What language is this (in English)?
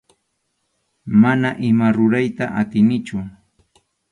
Arequipa-La Unión Quechua